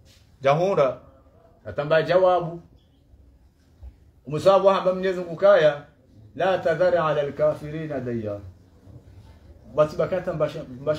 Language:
Arabic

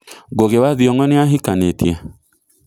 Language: Kikuyu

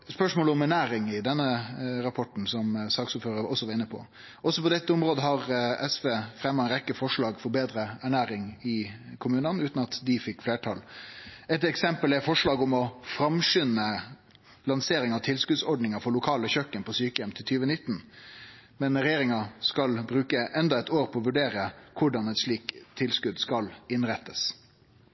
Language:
Norwegian Nynorsk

